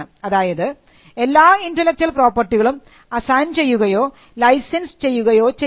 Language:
Malayalam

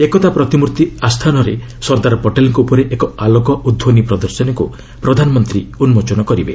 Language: Odia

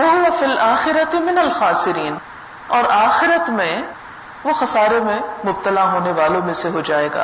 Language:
Urdu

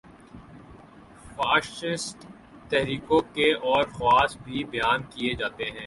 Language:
Urdu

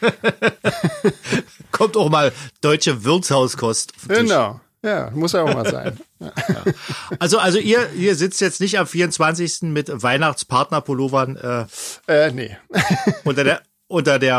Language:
German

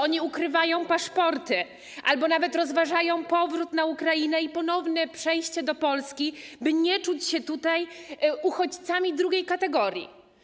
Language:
Polish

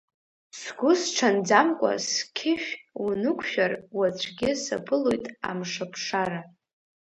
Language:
Abkhazian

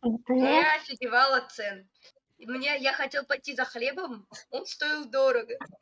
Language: Russian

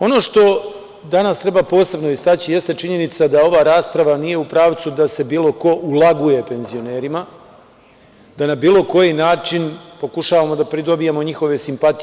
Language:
Serbian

